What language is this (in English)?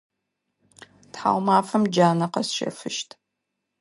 Adyghe